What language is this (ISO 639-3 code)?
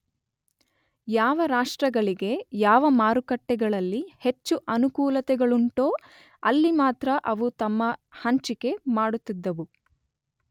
kan